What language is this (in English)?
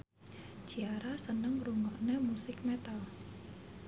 Javanese